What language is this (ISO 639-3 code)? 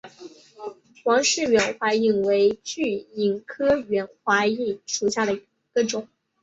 zho